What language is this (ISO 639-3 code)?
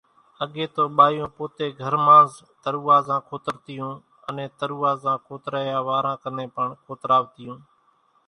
gjk